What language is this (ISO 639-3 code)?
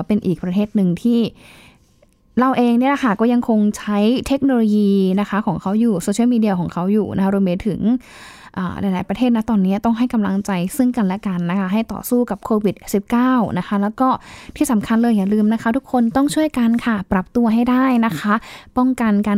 tha